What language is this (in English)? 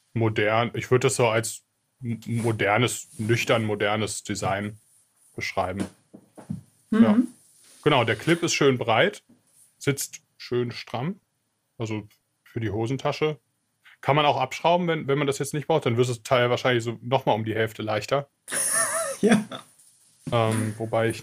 German